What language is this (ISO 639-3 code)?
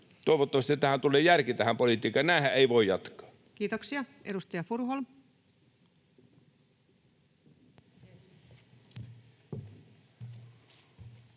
fin